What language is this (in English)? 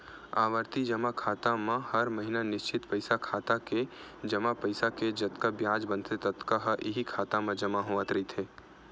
Chhattisgarhi